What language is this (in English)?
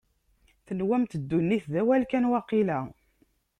Kabyle